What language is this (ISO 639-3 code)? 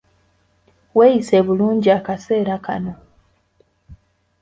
lug